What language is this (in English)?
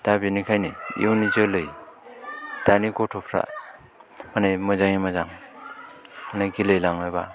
Bodo